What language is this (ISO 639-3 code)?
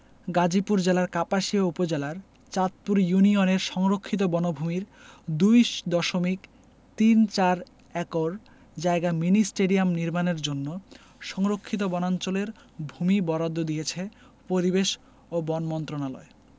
ben